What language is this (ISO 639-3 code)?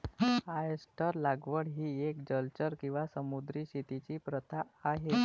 mar